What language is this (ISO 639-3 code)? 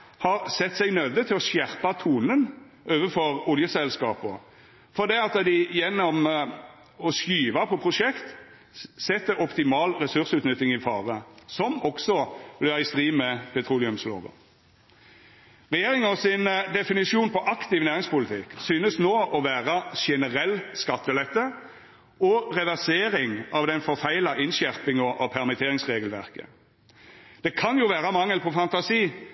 nno